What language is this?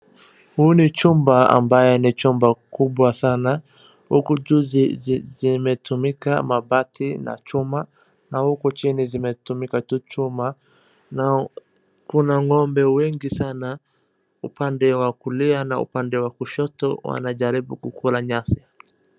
Swahili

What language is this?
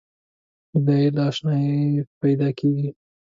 Pashto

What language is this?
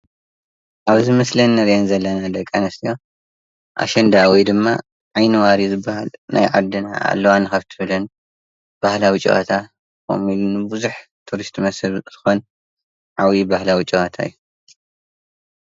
Tigrinya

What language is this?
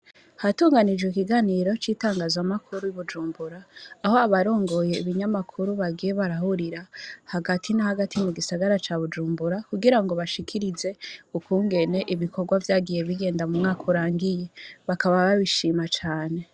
Rundi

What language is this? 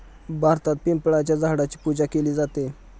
Marathi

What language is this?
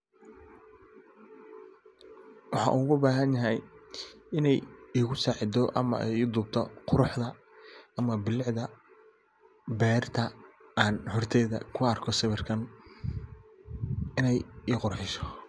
Somali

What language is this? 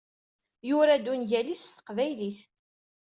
Kabyle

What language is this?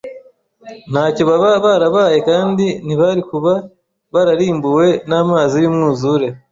Kinyarwanda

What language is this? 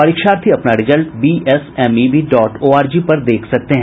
Hindi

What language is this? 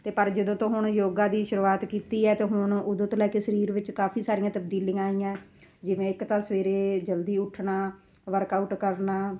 Punjabi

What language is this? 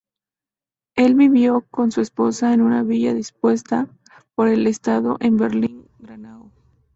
Spanish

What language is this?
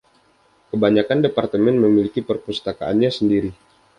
Indonesian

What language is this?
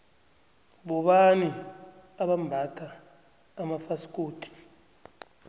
South Ndebele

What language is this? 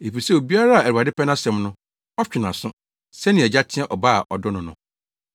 Akan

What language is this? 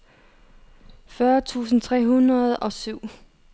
Danish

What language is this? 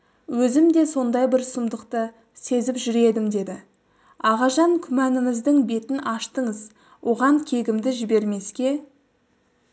Kazakh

